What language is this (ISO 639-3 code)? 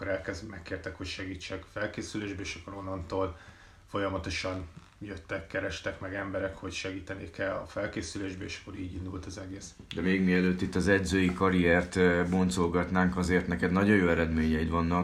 hun